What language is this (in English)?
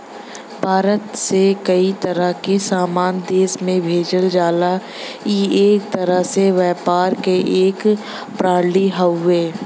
Bhojpuri